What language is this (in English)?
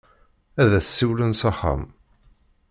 Kabyle